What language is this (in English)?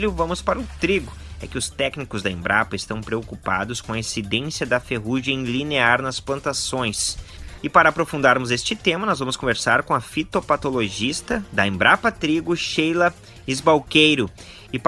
Portuguese